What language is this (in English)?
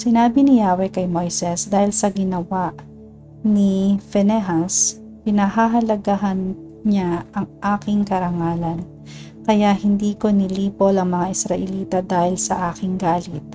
Filipino